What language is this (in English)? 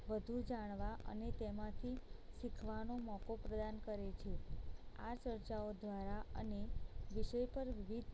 Gujarati